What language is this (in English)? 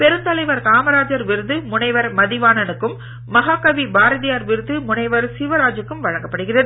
Tamil